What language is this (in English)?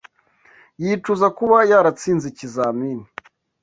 Kinyarwanda